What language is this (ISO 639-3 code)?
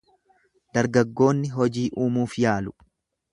orm